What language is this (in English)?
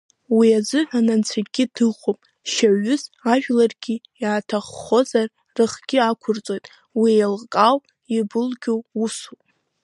Abkhazian